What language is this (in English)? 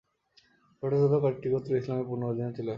Bangla